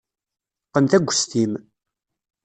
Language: Kabyle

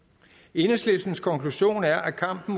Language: Danish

